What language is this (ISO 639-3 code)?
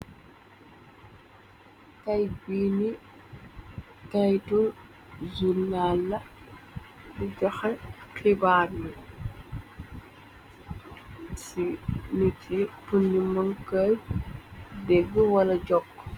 wol